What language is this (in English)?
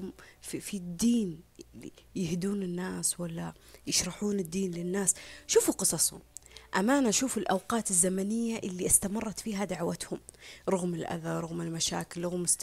Arabic